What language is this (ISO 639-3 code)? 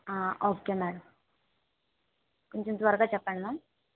tel